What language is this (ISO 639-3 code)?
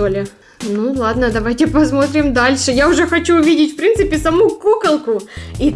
rus